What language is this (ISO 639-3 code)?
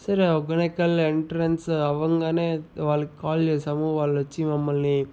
tel